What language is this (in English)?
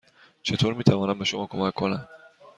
Persian